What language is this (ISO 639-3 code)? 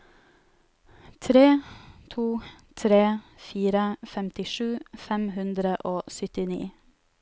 nor